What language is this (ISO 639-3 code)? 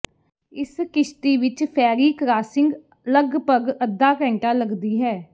pan